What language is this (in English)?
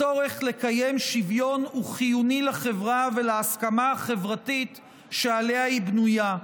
Hebrew